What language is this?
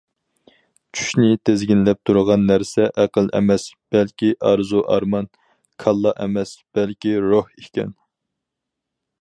Uyghur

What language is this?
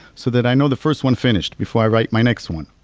English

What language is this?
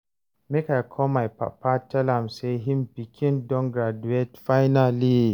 Nigerian Pidgin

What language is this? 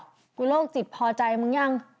Thai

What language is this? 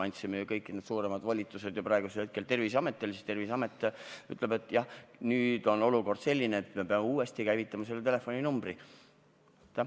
Estonian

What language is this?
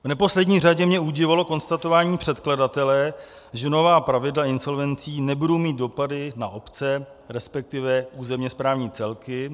Czech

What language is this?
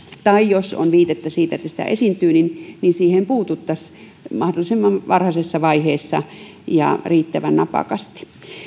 Finnish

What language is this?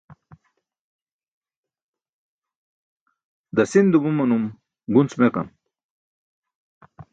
Burushaski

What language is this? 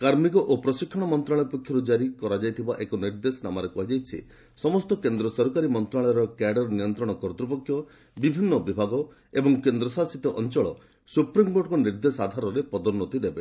Odia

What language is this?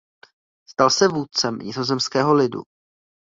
Czech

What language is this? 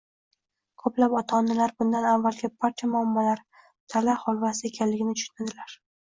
Uzbek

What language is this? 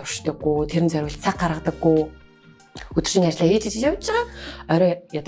Turkish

